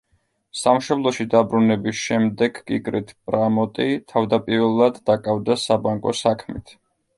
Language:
Georgian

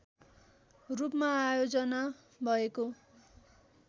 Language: Nepali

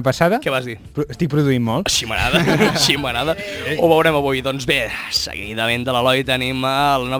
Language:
Spanish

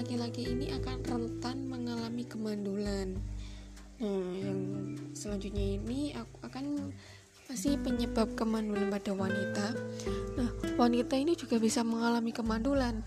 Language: Indonesian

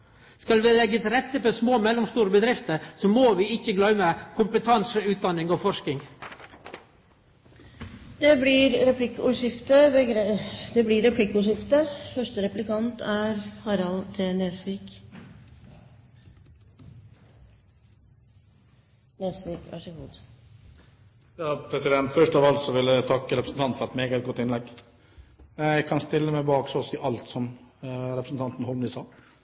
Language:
Norwegian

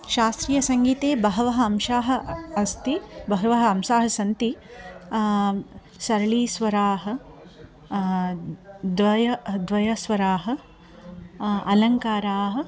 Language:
Sanskrit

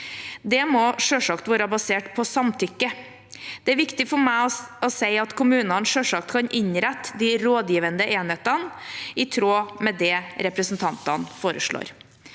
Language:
Norwegian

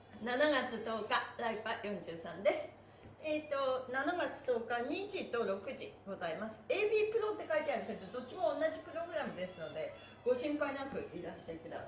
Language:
Japanese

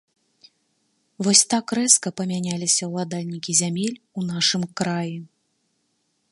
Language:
Belarusian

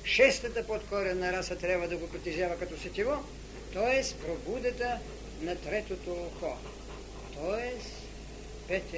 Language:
Bulgarian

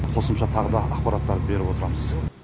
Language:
Kazakh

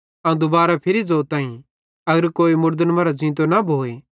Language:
Bhadrawahi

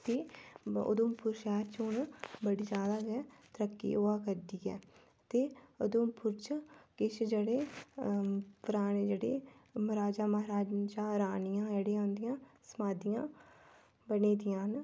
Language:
Dogri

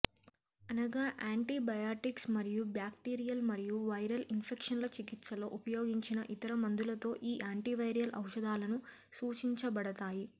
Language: Telugu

